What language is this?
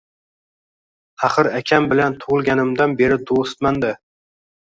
Uzbek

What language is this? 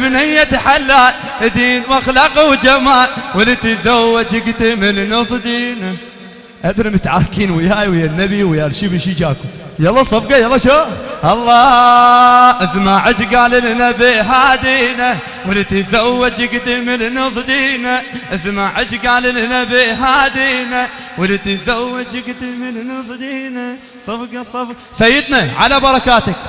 Arabic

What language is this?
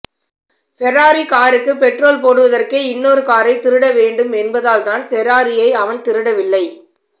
Tamil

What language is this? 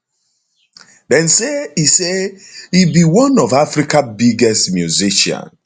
Nigerian Pidgin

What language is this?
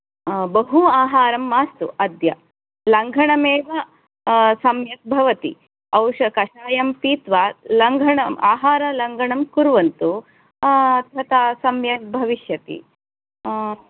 Sanskrit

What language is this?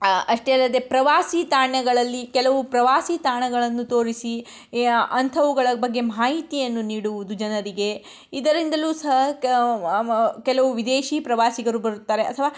Kannada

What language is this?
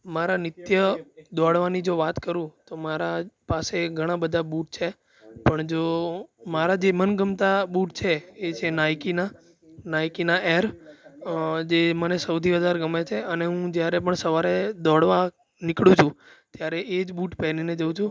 Gujarati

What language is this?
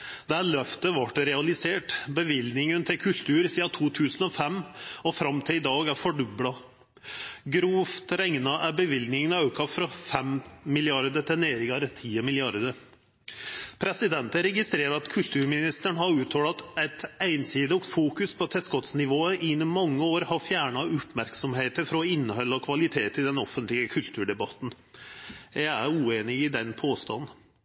Norwegian Nynorsk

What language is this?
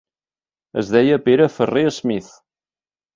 Catalan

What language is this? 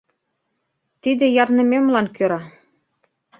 Mari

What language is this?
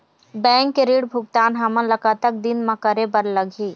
Chhattisgarhi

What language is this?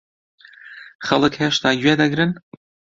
Central Kurdish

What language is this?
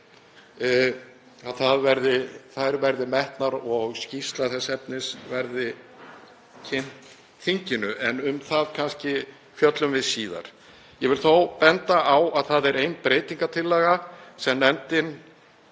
Icelandic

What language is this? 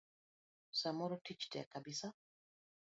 Luo (Kenya and Tanzania)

